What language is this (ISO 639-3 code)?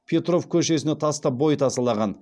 kaz